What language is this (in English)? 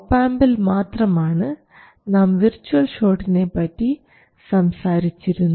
Malayalam